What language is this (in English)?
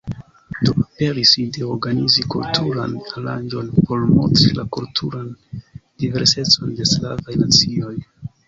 Esperanto